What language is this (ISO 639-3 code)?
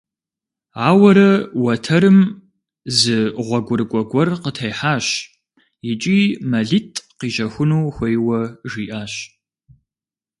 kbd